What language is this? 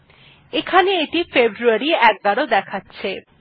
Bangla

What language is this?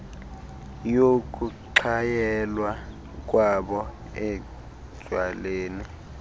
Xhosa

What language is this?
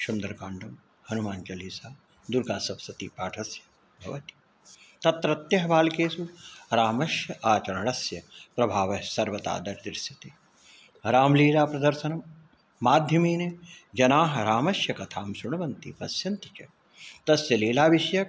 Sanskrit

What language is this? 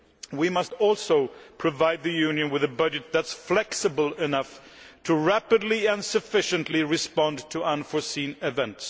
English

